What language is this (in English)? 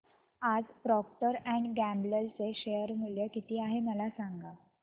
Marathi